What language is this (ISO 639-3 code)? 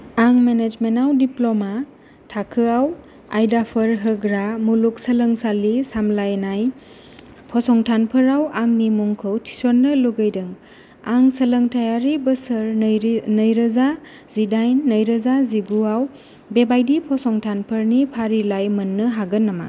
brx